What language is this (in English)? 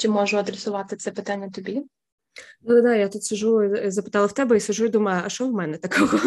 Ukrainian